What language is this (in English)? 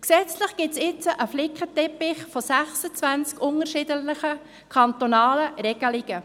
Swiss German